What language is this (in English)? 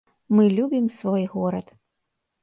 Belarusian